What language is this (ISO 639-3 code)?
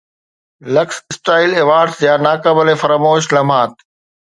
snd